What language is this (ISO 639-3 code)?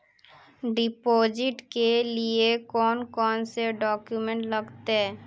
mag